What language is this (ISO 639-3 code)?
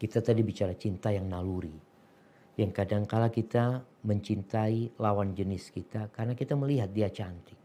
ind